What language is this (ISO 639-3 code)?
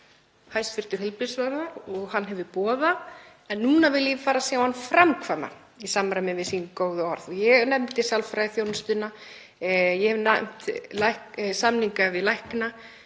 isl